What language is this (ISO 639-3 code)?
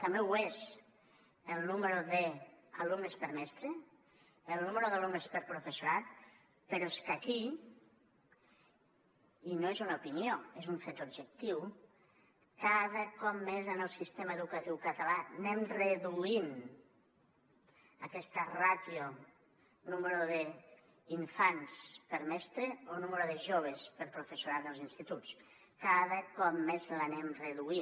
cat